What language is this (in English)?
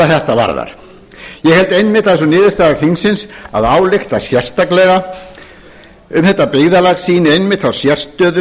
Icelandic